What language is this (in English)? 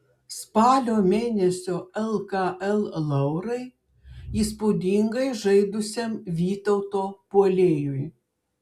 Lithuanian